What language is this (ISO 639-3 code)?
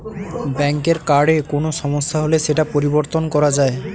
ben